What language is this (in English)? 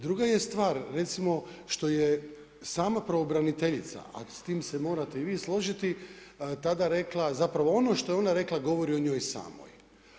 Croatian